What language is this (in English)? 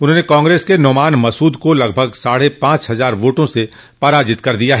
Hindi